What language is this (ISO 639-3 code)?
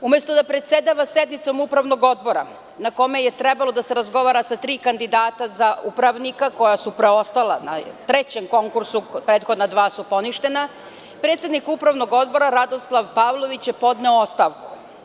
srp